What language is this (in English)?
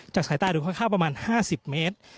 Thai